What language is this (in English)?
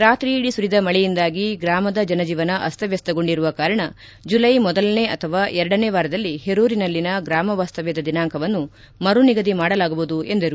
Kannada